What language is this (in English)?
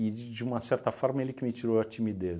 Portuguese